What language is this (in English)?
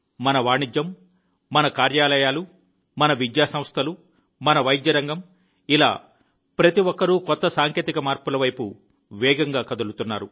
Telugu